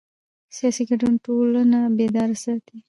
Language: Pashto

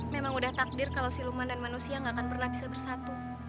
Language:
Indonesian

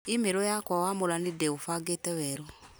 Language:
Kikuyu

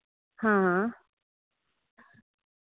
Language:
Dogri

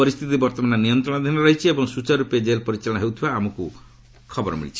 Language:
Odia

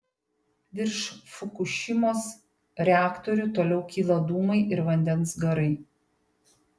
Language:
Lithuanian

